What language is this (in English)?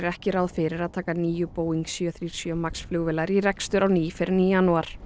Icelandic